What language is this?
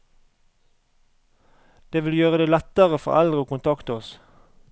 Norwegian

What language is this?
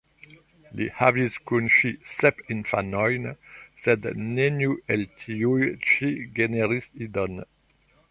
Esperanto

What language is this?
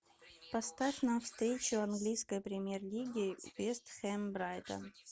Russian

